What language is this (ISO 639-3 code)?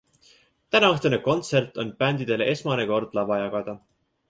est